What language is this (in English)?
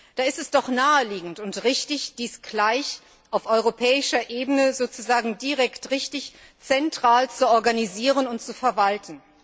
German